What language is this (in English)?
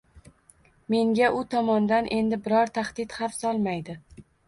Uzbek